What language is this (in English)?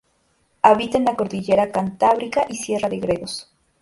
Spanish